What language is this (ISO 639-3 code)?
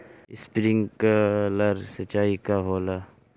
bho